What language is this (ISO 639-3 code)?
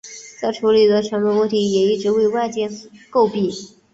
zho